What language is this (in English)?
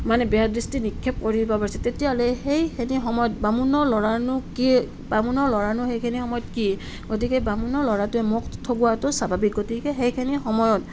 Assamese